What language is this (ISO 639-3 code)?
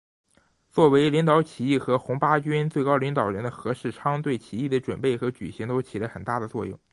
zho